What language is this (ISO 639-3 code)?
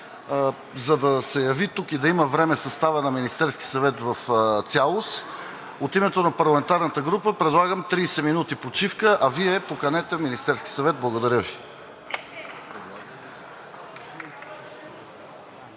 bul